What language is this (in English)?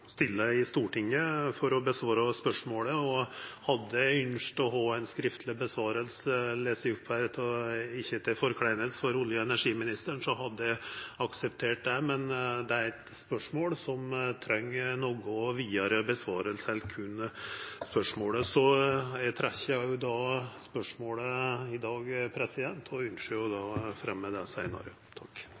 Norwegian